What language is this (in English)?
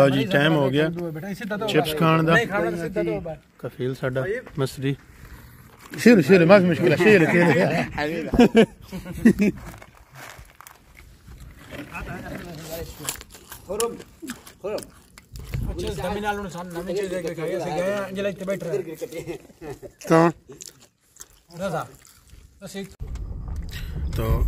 Arabic